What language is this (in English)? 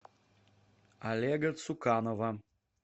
Russian